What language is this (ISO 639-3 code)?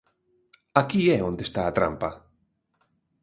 glg